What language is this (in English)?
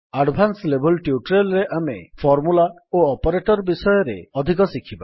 Odia